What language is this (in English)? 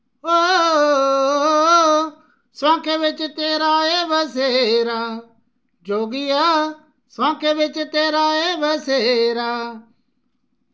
Dogri